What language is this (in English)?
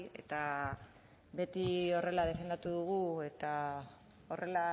Basque